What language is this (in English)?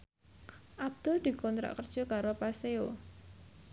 Javanese